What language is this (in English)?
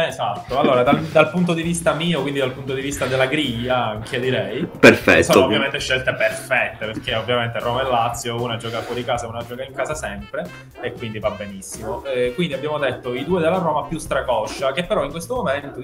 Italian